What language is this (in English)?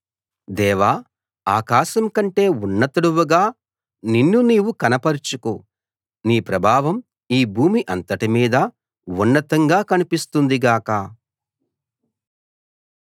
Telugu